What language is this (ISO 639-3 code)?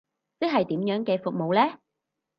yue